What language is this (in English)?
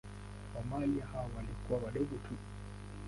Swahili